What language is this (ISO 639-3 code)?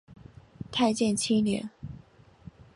zho